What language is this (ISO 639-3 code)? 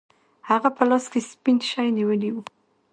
pus